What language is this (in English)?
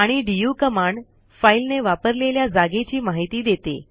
Marathi